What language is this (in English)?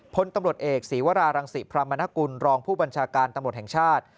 Thai